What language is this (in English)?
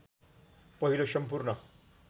Nepali